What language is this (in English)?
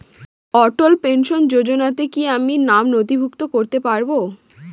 Bangla